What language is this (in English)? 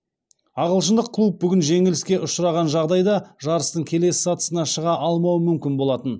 Kazakh